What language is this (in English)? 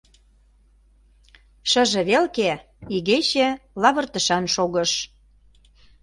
Mari